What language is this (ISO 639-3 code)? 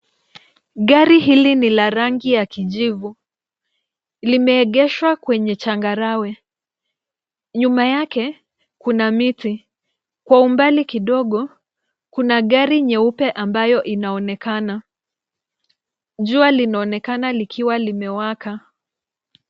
swa